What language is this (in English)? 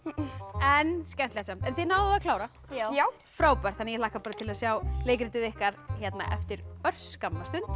Icelandic